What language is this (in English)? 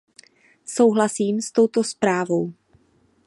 Czech